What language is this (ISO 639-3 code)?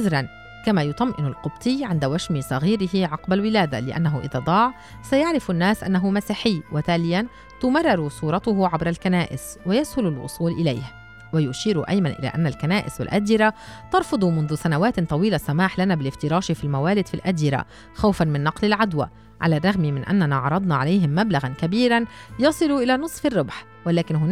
ara